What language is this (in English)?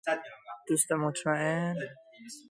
Persian